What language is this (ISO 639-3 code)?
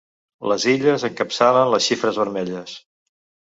cat